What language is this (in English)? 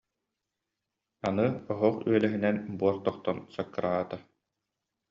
Yakut